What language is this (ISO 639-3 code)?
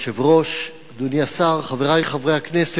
heb